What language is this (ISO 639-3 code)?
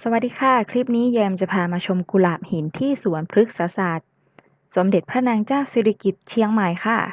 tha